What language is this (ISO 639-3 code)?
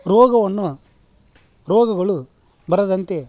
kan